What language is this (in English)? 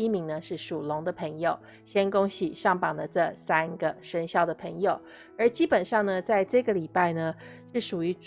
Chinese